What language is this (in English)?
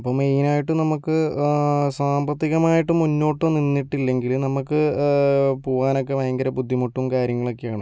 Malayalam